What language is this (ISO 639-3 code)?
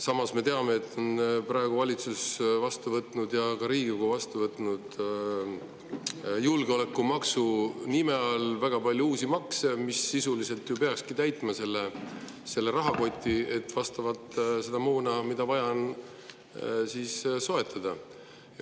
est